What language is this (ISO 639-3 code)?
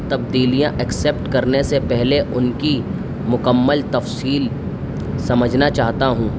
urd